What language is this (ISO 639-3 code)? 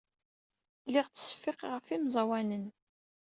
kab